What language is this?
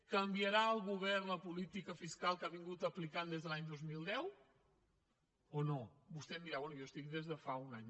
Catalan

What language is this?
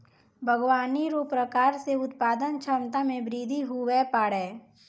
Maithili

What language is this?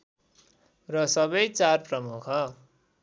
Nepali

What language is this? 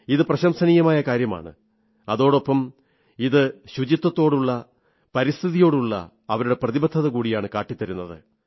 Malayalam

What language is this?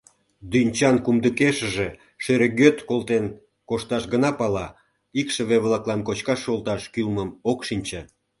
Mari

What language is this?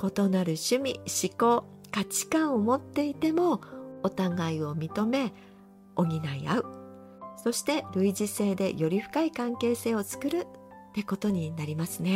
Japanese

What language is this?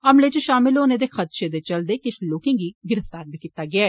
Dogri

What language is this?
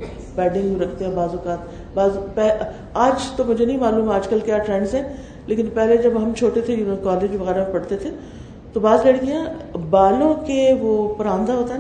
Urdu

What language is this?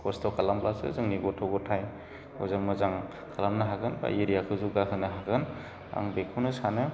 Bodo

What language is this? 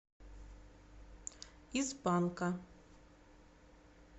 Russian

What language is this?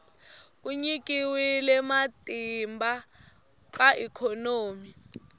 Tsonga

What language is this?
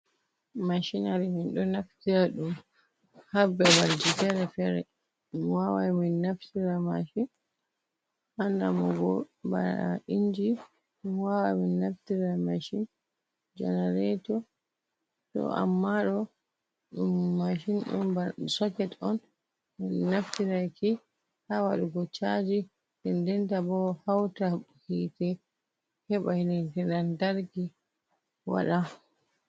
Fula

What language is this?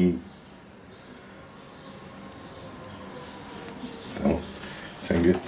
Turkish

